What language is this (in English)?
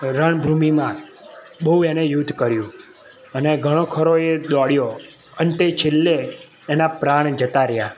Gujarati